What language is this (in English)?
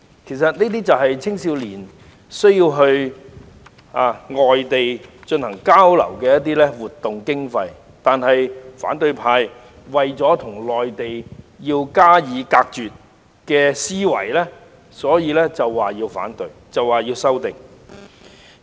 Cantonese